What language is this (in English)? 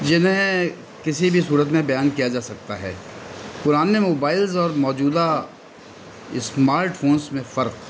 Urdu